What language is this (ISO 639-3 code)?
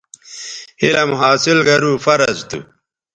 btv